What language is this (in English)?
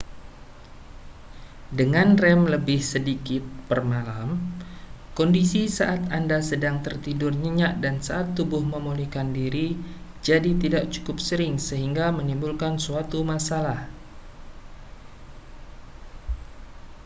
Indonesian